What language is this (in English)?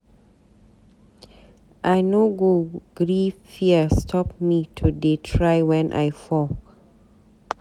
Nigerian Pidgin